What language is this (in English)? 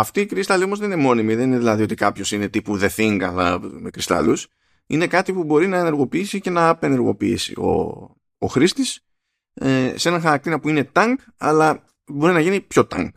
Greek